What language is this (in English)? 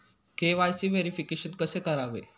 Marathi